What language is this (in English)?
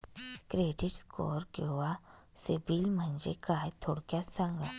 Marathi